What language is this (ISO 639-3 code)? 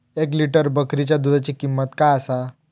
mar